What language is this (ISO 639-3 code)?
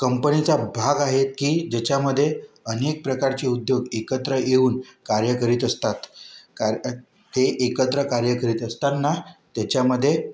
mar